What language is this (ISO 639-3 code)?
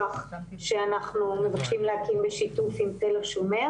heb